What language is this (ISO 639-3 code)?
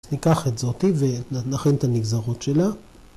heb